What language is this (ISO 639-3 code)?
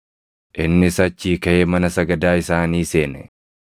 orm